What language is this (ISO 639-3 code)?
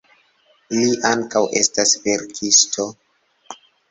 epo